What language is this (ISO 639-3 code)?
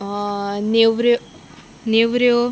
kok